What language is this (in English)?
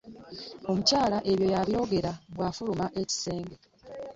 Ganda